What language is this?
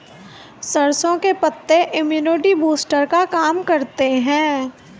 Hindi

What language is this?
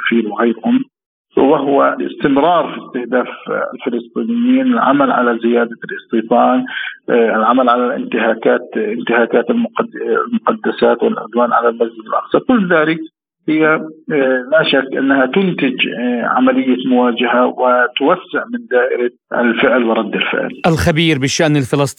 Arabic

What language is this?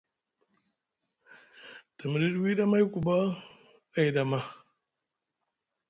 Musgu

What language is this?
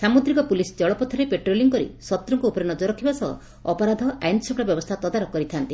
Odia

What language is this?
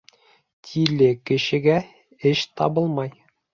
Bashkir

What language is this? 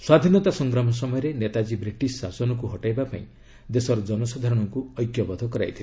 Odia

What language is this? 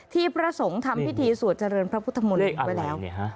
Thai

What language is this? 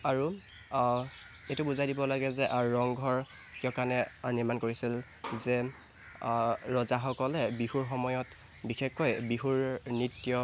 Assamese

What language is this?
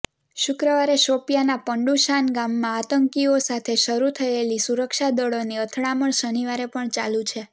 Gujarati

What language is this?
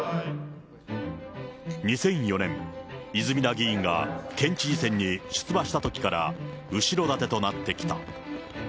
Japanese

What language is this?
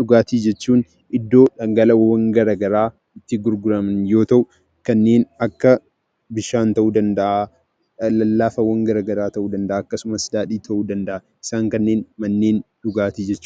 Oromo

